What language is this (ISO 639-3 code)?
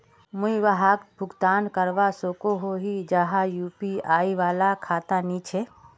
mag